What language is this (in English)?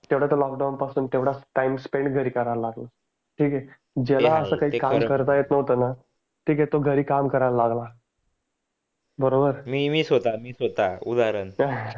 Marathi